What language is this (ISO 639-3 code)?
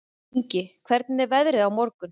isl